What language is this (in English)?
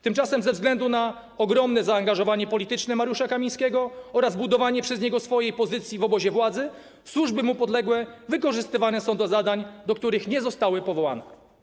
Polish